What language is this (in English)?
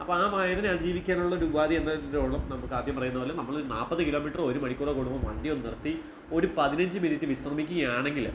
Malayalam